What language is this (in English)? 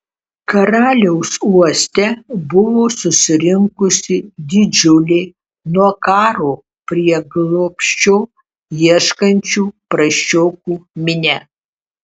Lithuanian